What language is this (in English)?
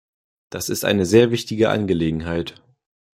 German